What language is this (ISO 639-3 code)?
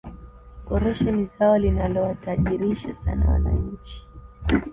swa